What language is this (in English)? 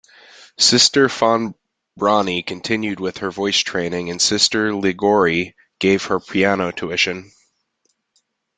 English